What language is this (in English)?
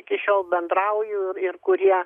Lithuanian